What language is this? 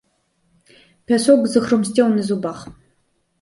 Belarusian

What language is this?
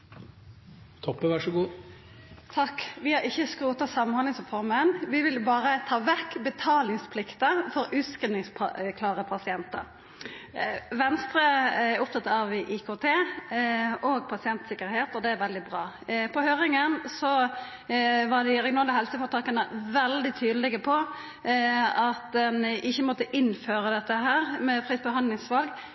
Norwegian Nynorsk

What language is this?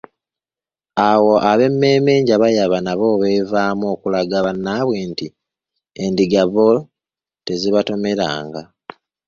Ganda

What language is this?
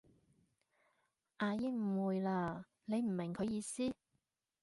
Cantonese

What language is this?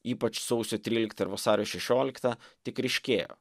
Lithuanian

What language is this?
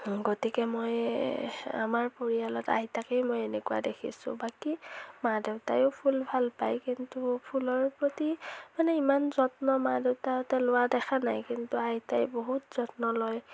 Assamese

